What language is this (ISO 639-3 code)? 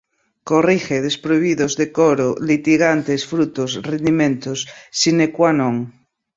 por